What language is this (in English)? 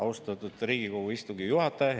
Estonian